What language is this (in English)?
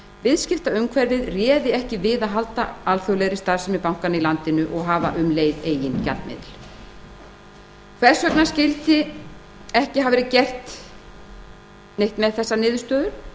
Icelandic